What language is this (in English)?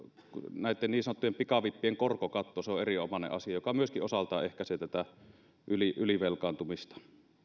Finnish